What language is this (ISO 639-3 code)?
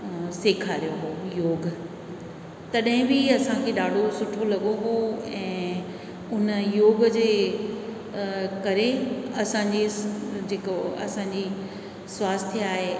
snd